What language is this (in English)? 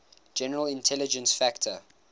English